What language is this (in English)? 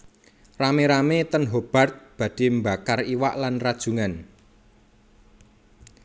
Javanese